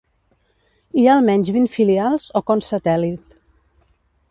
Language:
Catalan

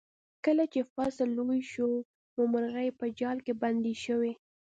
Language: Pashto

